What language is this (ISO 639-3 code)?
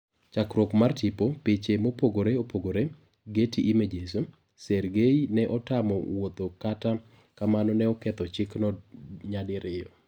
luo